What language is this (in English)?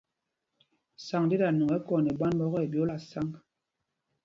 Mpumpong